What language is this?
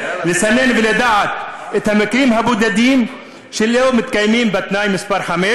Hebrew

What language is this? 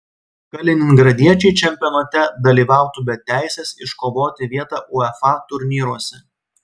Lithuanian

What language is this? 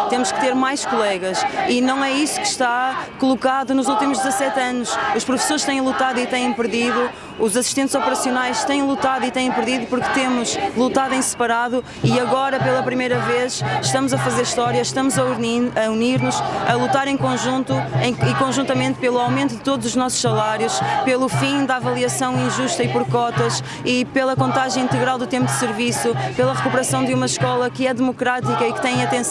Portuguese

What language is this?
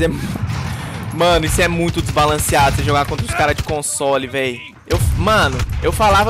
Portuguese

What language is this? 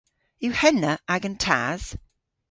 Cornish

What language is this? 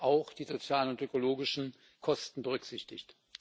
German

